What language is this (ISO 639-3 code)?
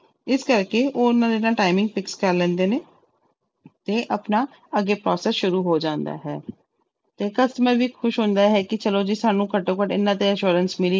pan